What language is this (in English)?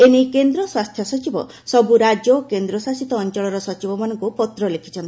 Odia